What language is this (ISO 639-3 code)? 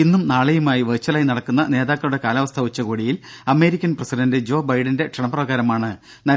mal